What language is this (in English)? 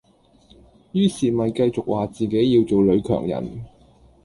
Cantonese